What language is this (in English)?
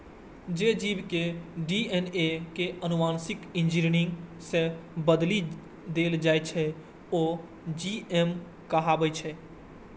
Maithili